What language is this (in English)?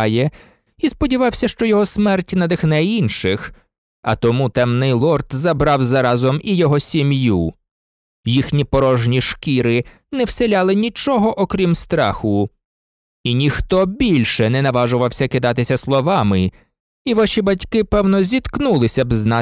Ukrainian